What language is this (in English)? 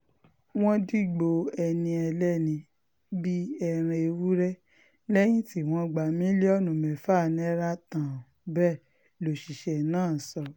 Yoruba